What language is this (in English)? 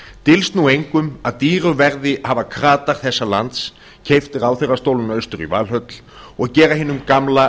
Icelandic